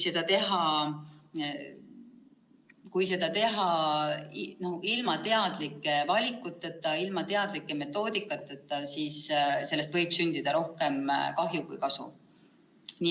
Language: Estonian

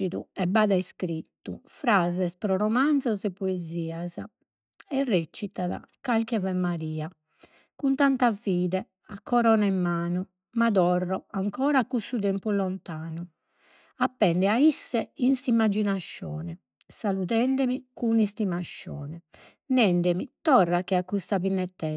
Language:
Sardinian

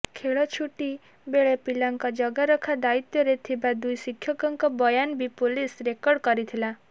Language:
Odia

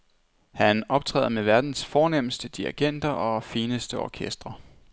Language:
Danish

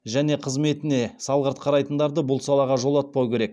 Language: Kazakh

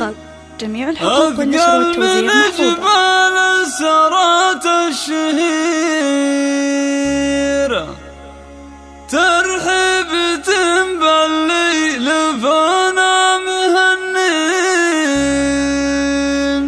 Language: Arabic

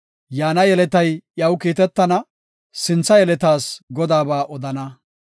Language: Gofa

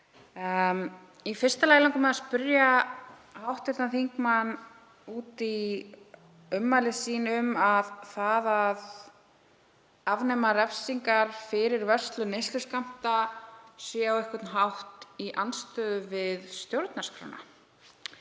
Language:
Icelandic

